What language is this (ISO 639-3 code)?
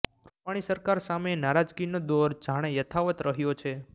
guj